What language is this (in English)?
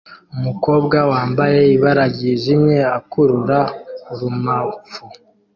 Kinyarwanda